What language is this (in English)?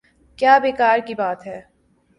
Urdu